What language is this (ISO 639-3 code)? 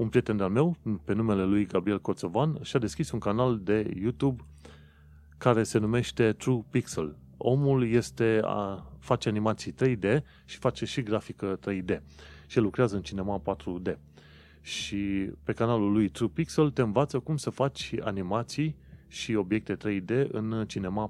ron